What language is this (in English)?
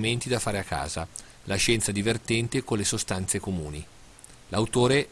Italian